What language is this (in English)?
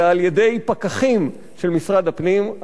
Hebrew